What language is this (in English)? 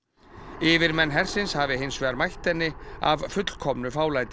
Icelandic